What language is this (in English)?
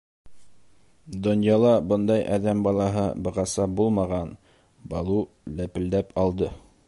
Bashkir